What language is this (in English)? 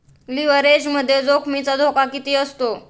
Marathi